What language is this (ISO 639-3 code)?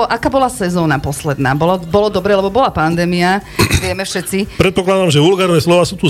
slk